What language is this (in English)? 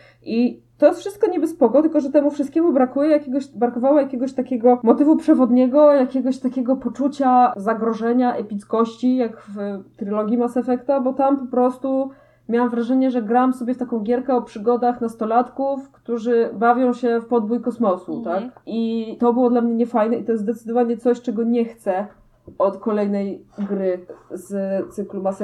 Polish